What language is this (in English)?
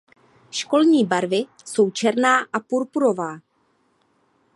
Czech